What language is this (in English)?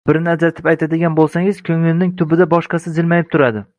Uzbek